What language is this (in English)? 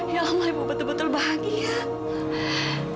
Indonesian